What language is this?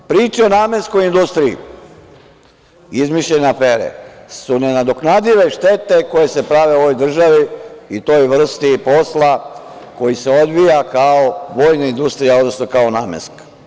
Serbian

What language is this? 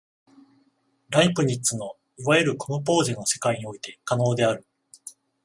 Japanese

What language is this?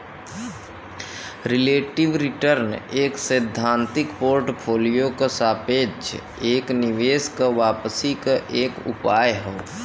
Bhojpuri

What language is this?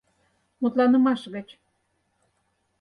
Mari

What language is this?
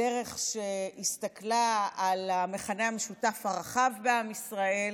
Hebrew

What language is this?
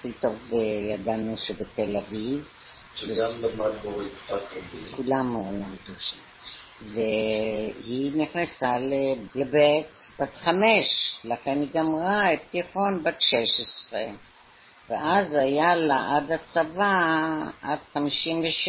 Hebrew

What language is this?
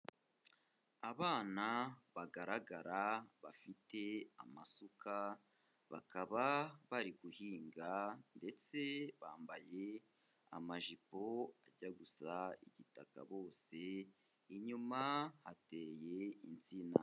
Kinyarwanda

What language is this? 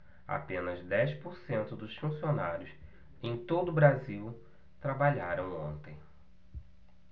Portuguese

